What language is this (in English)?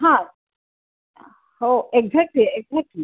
Marathi